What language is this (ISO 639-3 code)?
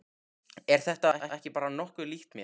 isl